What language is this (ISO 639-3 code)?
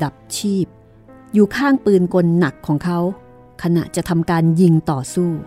tha